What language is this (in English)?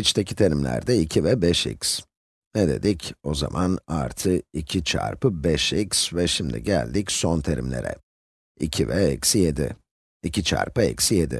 Turkish